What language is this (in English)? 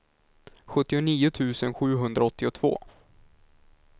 Swedish